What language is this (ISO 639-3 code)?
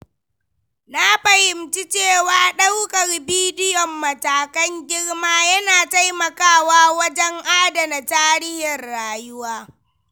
hau